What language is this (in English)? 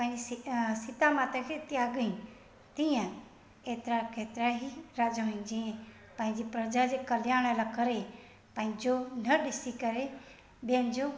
Sindhi